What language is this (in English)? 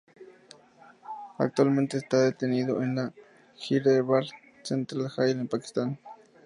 Spanish